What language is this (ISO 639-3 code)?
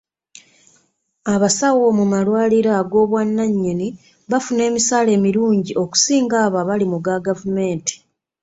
lug